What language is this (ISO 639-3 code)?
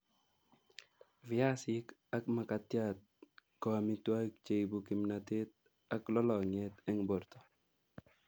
kln